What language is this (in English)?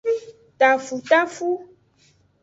Aja (Benin)